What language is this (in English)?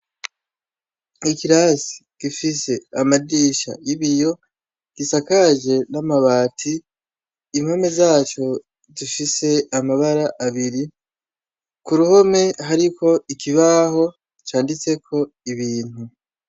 Rundi